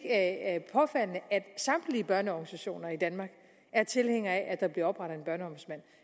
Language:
Danish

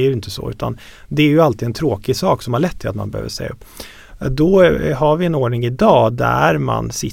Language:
Swedish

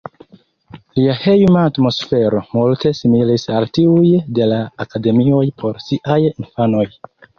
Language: Esperanto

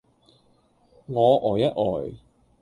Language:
Cantonese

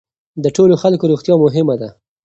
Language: Pashto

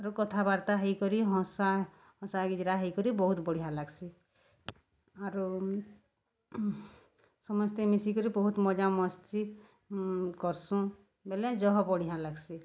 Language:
Odia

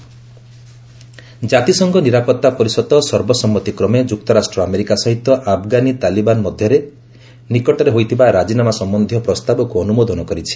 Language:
Odia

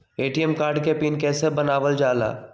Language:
Magahi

